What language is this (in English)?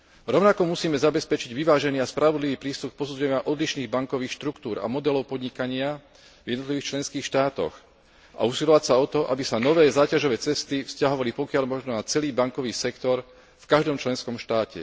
Slovak